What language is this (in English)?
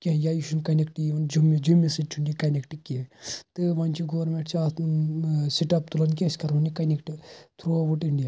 Kashmiri